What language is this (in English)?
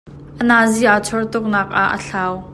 Hakha Chin